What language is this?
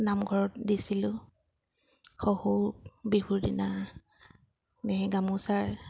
Assamese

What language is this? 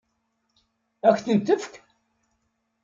Kabyle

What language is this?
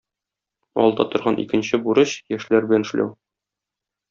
Tatar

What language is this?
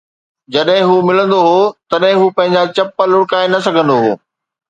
Sindhi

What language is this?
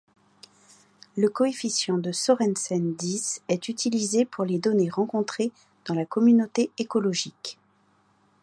French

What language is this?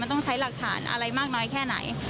Thai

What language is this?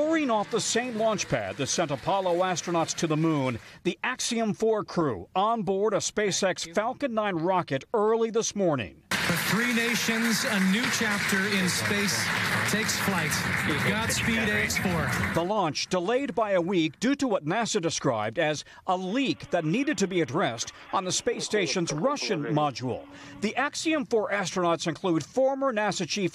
English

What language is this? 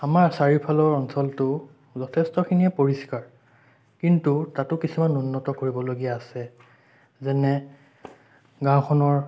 Assamese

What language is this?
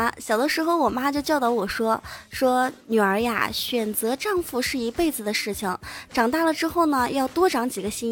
Chinese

